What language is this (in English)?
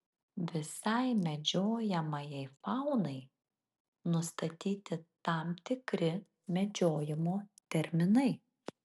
Lithuanian